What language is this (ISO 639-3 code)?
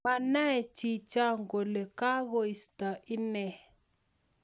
kln